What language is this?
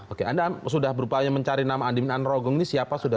Indonesian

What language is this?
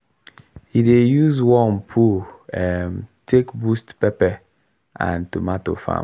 Nigerian Pidgin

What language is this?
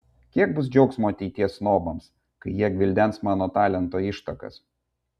Lithuanian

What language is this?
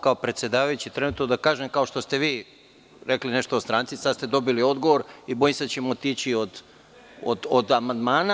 Serbian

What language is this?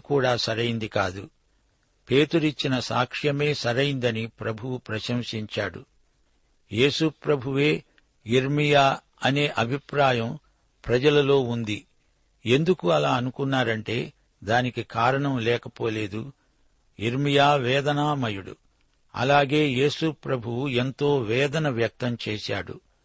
Telugu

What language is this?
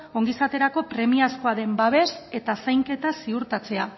Basque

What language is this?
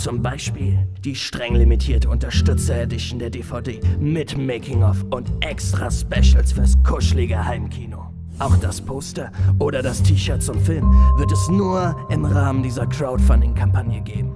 German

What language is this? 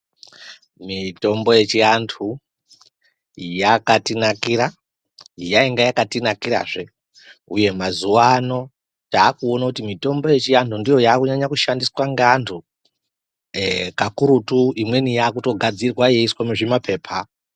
Ndau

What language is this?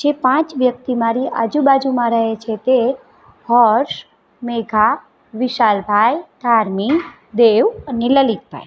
Gujarati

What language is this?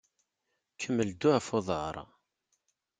Kabyle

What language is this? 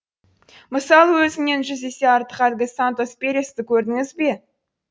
Kazakh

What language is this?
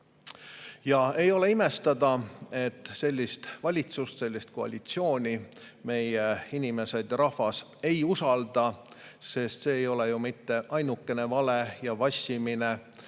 Estonian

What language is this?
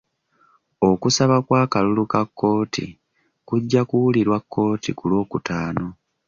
Ganda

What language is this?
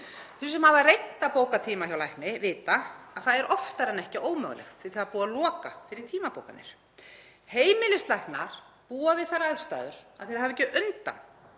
Icelandic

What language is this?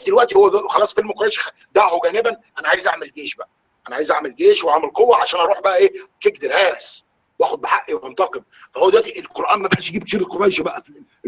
Arabic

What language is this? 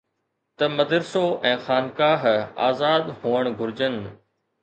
Sindhi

